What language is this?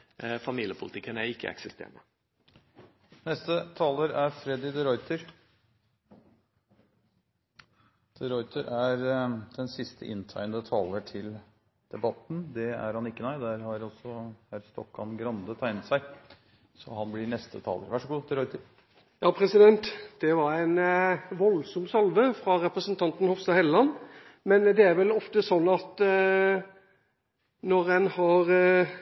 Norwegian Bokmål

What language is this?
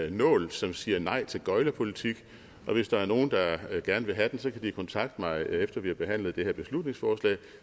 Danish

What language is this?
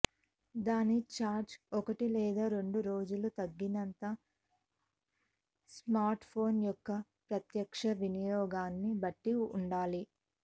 Telugu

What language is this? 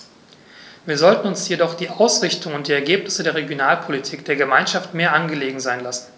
German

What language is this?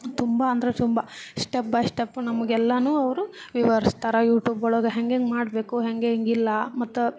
Kannada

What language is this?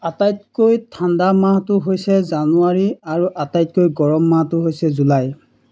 Assamese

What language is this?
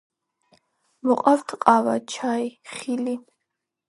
Georgian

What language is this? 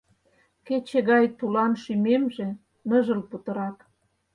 Mari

